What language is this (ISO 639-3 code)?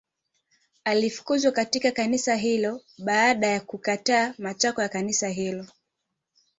swa